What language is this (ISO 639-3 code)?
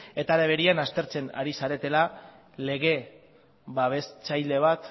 eus